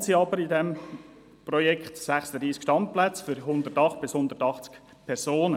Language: Swiss German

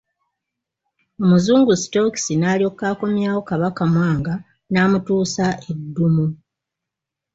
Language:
Ganda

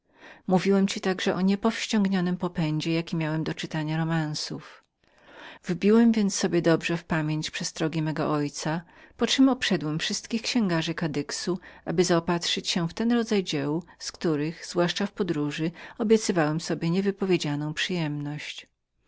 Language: Polish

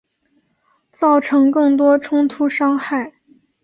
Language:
Chinese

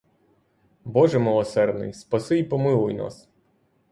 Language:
Ukrainian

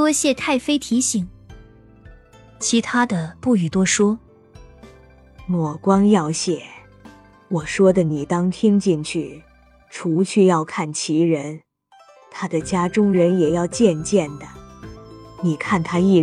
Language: Chinese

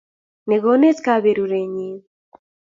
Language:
Kalenjin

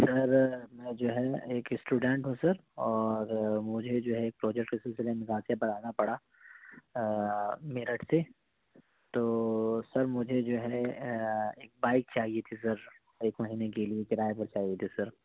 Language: Urdu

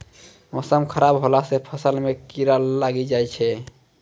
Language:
Maithili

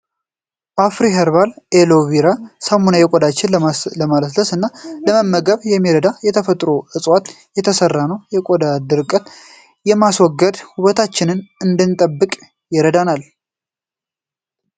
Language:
Amharic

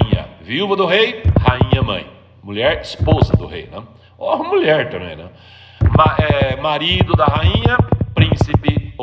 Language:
Portuguese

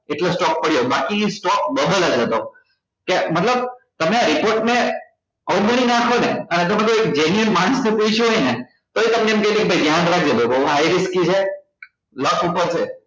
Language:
Gujarati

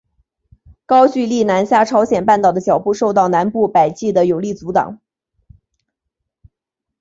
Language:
Chinese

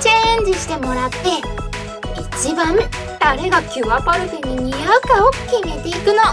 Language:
Japanese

